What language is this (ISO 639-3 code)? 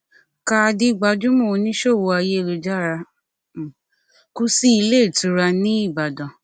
yor